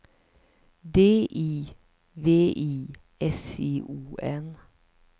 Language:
Swedish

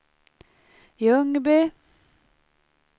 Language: Swedish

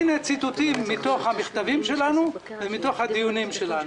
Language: Hebrew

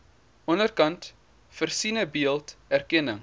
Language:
Afrikaans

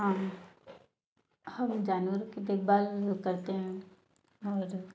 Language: Hindi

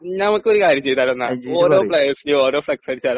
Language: Malayalam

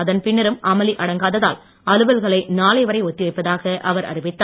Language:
Tamil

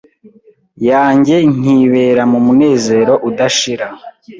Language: Kinyarwanda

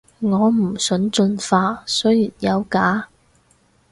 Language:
Cantonese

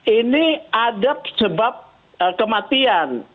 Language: Indonesian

